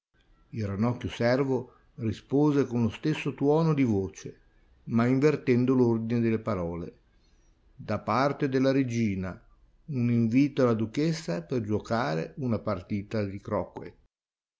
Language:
Italian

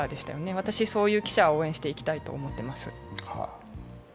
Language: Japanese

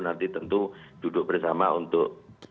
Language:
Indonesian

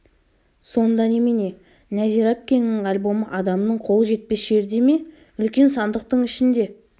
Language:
Kazakh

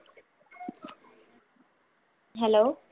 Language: Malayalam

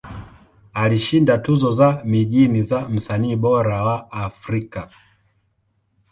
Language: Swahili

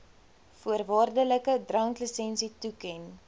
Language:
Afrikaans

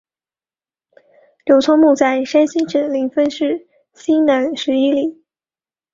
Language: Chinese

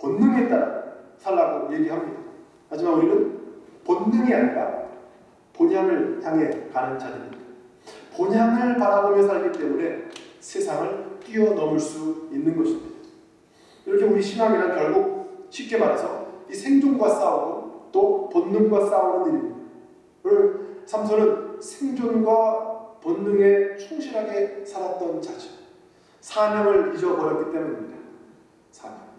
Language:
Korean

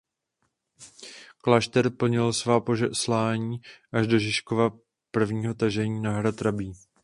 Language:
Czech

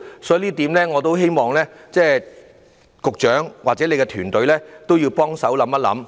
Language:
Cantonese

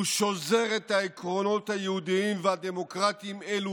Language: Hebrew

